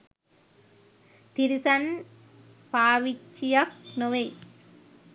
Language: Sinhala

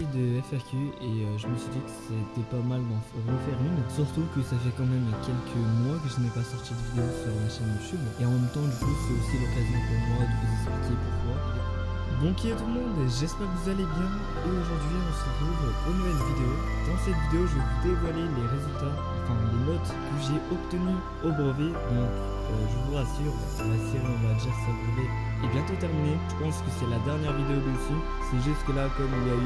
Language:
French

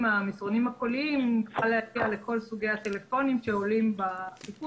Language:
Hebrew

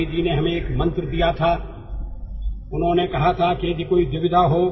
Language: Kannada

